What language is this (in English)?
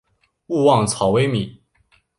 Chinese